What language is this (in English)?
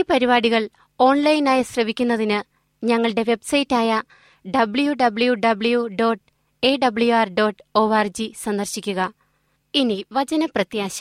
Malayalam